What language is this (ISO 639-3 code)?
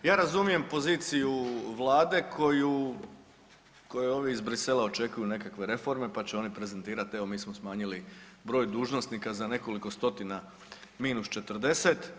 hrv